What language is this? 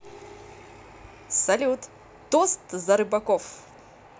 Russian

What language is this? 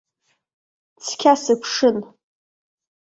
Abkhazian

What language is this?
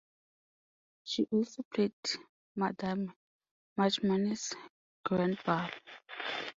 English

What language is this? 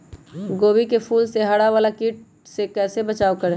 Magahi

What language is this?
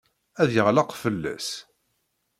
Kabyle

